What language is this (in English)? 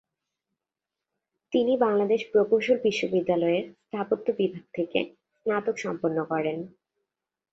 Bangla